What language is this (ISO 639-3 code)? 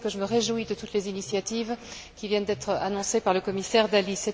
fra